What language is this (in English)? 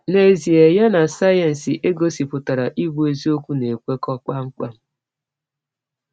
Igbo